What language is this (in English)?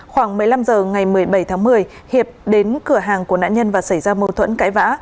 Vietnamese